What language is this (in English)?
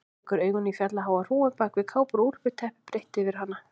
Icelandic